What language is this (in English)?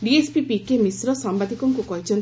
Odia